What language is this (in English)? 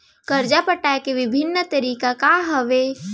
Chhattisgarhi